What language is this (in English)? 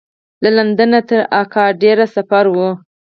Pashto